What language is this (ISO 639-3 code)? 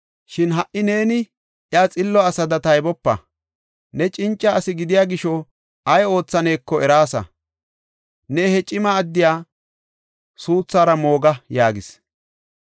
gof